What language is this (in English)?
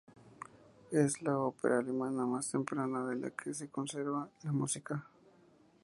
Spanish